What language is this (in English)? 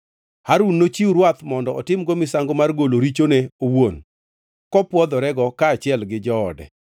Luo (Kenya and Tanzania)